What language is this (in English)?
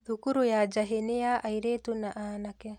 Kikuyu